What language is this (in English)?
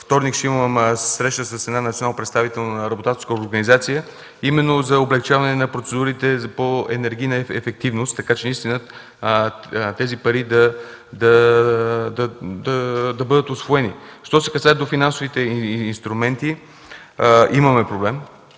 Bulgarian